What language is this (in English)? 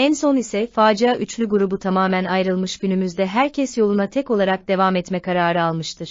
Turkish